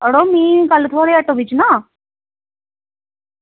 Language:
Dogri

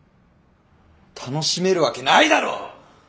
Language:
Japanese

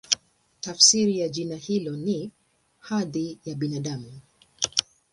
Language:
Swahili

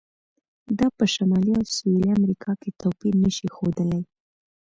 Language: Pashto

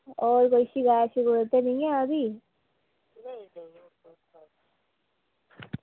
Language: Dogri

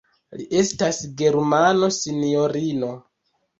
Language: Esperanto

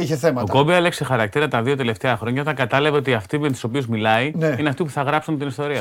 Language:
Greek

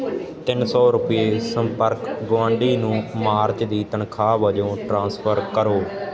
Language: Punjabi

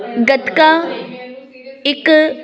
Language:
Punjabi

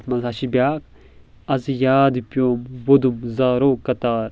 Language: Kashmiri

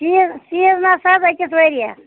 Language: Kashmiri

